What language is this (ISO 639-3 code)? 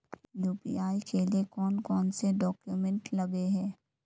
mag